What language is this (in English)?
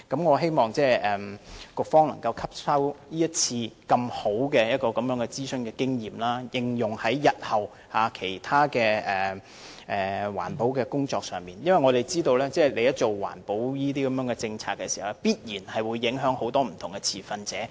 Cantonese